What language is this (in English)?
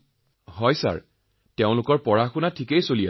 Assamese